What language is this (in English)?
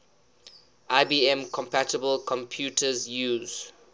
English